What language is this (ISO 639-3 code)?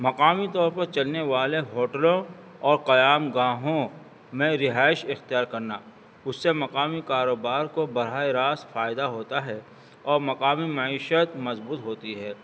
urd